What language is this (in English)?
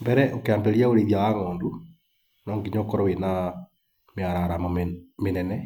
Kikuyu